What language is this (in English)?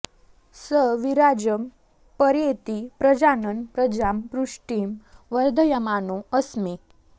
Sanskrit